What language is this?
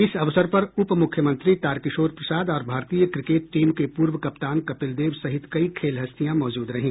Hindi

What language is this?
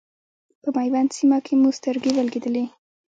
Pashto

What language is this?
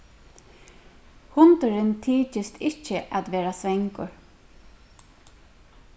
Faroese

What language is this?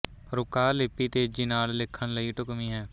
Punjabi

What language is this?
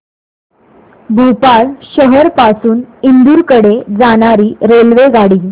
Marathi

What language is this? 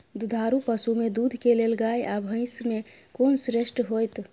Maithili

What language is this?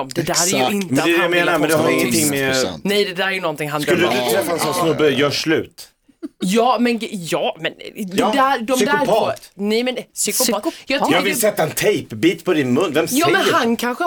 Swedish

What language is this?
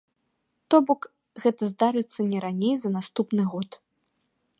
Belarusian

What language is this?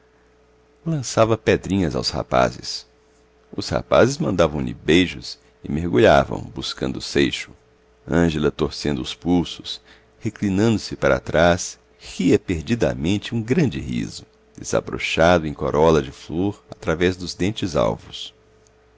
Portuguese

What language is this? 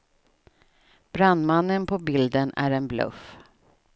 Swedish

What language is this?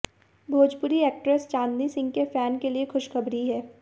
Hindi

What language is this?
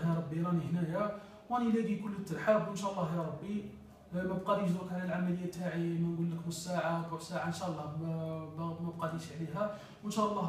Arabic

